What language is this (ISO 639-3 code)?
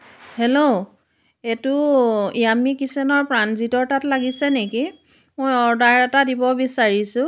asm